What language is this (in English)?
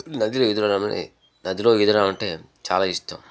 Telugu